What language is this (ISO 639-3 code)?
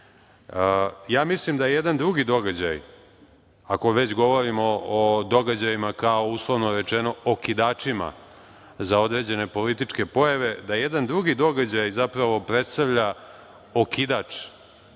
srp